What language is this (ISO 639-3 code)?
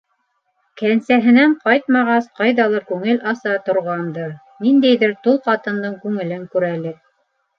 bak